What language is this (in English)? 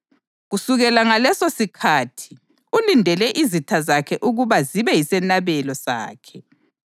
North Ndebele